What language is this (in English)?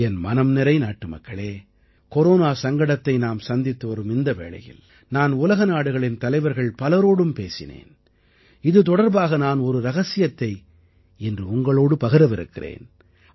Tamil